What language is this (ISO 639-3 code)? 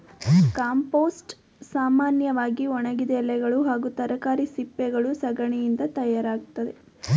kan